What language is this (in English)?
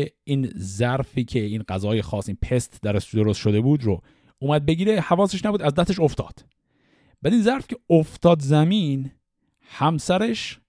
Persian